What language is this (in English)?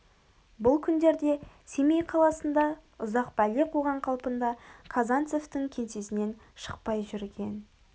Kazakh